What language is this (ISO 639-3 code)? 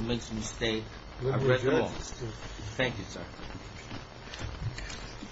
eng